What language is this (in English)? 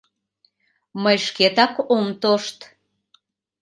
Mari